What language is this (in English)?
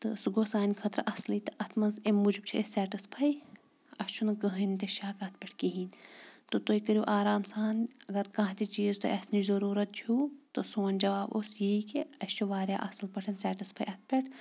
Kashmiri